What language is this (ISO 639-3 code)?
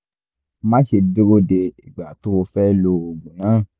yor